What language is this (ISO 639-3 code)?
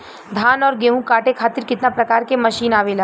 bho